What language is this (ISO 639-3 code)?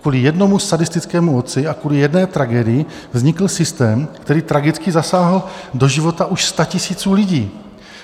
ces